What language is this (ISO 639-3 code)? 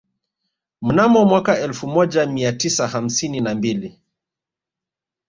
swa